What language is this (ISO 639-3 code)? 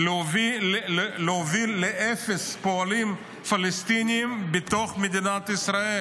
heb